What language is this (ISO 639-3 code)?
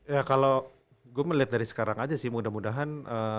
ind